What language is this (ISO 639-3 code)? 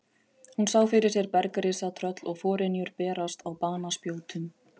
isl